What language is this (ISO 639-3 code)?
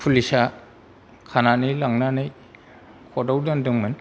brx